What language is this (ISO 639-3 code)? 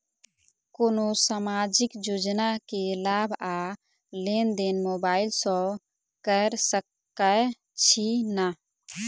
mai